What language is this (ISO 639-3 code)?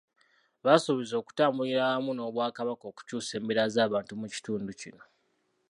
lug